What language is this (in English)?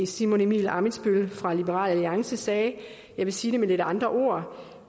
Danish